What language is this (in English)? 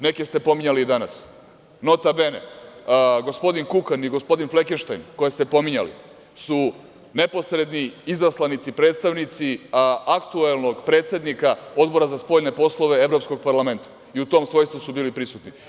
Serbian